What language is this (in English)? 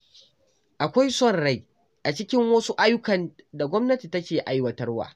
Hausa